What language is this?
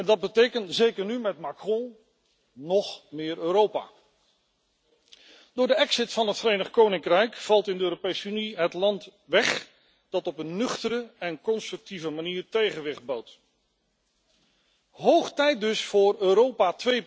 Dutch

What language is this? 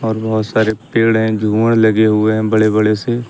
Hindi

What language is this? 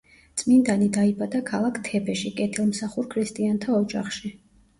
Georgian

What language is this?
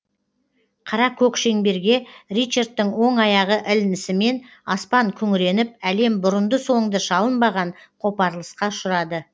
Kazakh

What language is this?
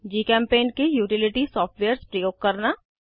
Hindi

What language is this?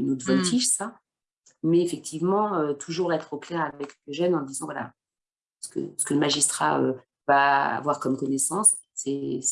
French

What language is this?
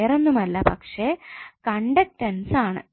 Malayalam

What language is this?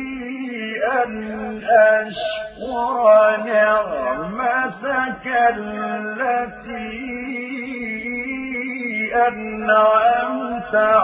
Arabic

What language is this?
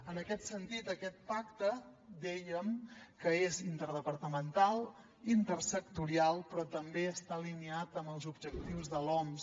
Catalan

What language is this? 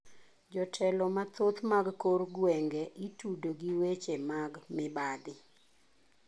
Luo (Kenya and Tanzania)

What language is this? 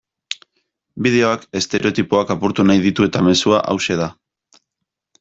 Basque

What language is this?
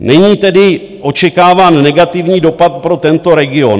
Czech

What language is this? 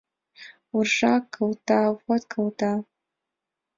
Mari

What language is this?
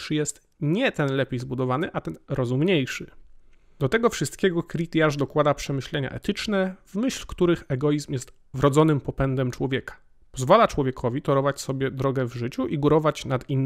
Polish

